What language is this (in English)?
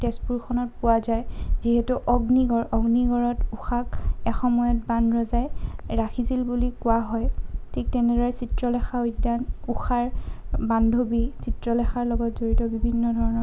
Assamese